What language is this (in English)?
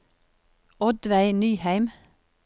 Norwegian